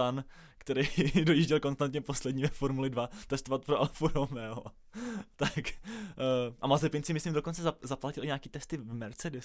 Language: Czech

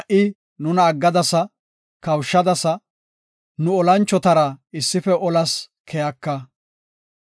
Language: Gofa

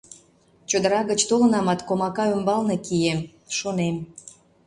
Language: Mari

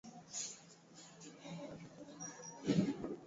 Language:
Swahili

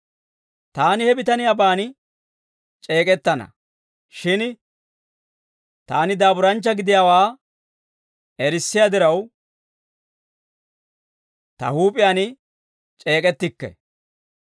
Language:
Dawro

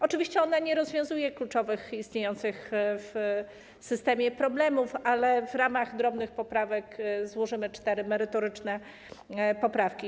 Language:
Polish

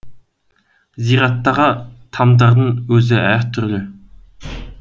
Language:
Kazakh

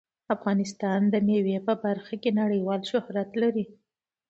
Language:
Pashto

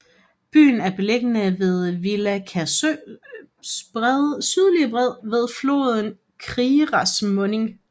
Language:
Danish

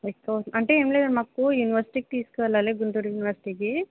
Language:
Telugu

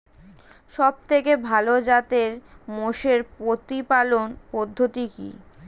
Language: Bangla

